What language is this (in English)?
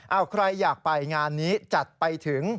Thai